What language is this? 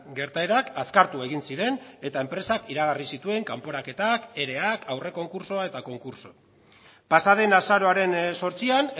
Basque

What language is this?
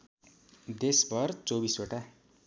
Nepali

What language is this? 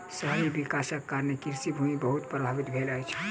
Maithili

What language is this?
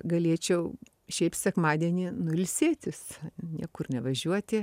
Lithuanian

